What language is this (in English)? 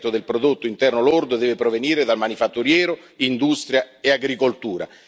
Italian